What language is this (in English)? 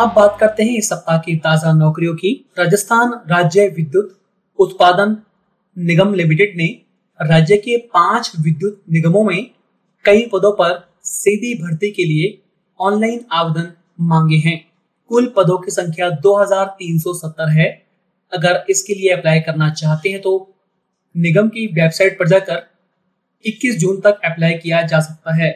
Hindi